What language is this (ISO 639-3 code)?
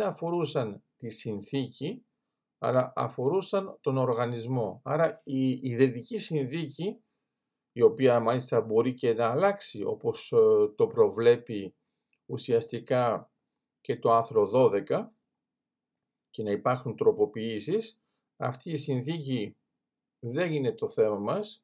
ell